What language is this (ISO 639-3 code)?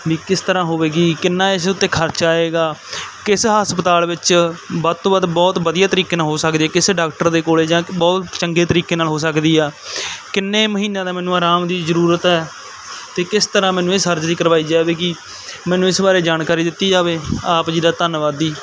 pan